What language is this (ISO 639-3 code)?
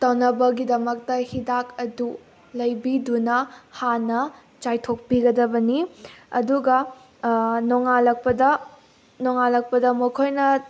mni